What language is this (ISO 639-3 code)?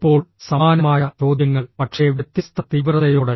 mal